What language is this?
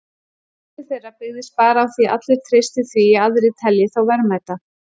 Icelandic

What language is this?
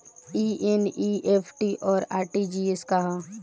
Bhojpuri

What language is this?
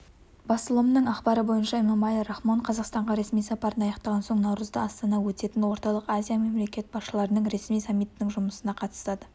Kazakh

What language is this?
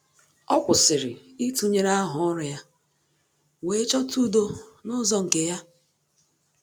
Igbo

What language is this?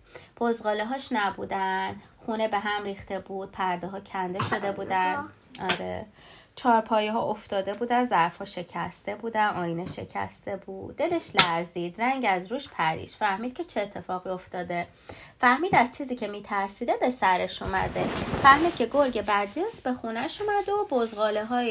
Persian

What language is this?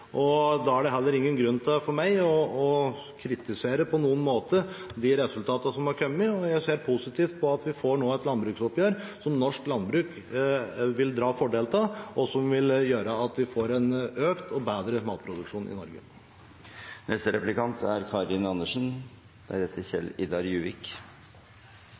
Norwegian Bokmål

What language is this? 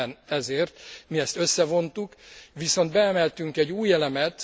Hungarian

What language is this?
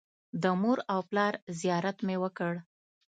Pashto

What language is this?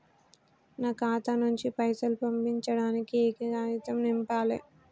Telugu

